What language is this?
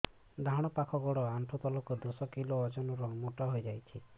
Odia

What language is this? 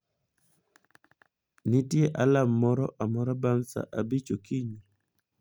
Luo (Kenya and Tanzania)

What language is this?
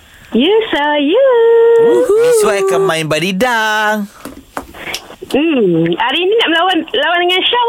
Malay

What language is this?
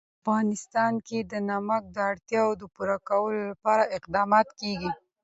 Pashto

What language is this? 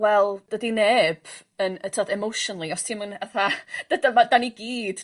Welsh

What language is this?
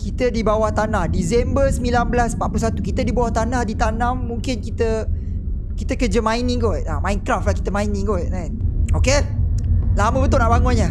Malay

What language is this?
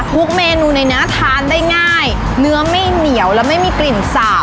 Thai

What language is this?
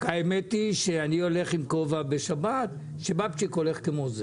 Hebrew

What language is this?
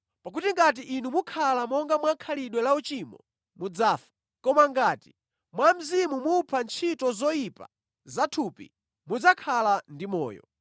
Nyanja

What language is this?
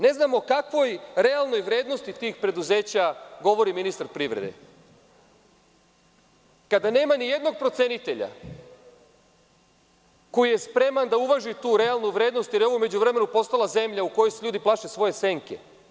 Serbian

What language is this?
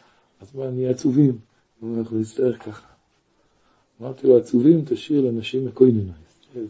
Hebrew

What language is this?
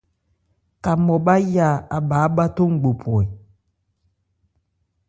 Ebrié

